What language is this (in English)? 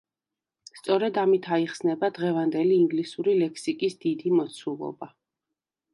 Georgian